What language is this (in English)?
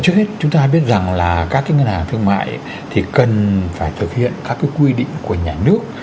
Vietnamese